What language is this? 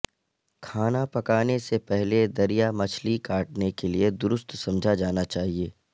Urdu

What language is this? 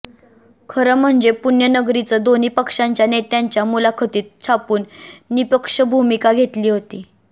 Marathi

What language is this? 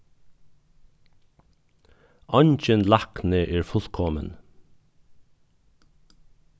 Faroese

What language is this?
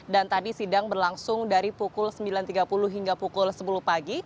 Indonesian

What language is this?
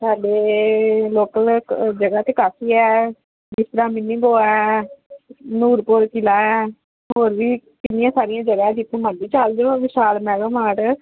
Punjabi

